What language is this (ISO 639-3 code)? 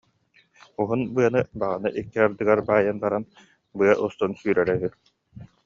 sah